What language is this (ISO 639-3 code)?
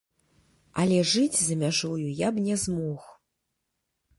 bel